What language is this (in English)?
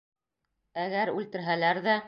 Bashkir